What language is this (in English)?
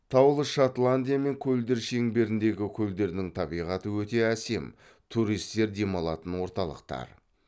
Kazakh